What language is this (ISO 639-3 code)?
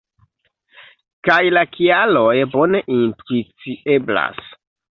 epo